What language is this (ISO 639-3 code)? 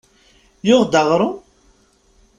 kab